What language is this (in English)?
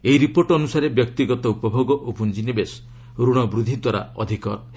Odia